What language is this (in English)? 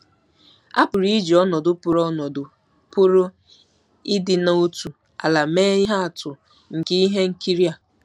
Igbo